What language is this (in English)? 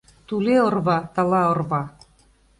Mari